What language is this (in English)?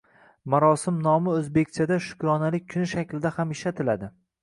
Uzbek